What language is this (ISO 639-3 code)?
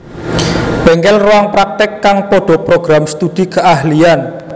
jav